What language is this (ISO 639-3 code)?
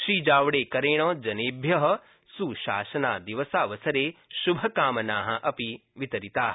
san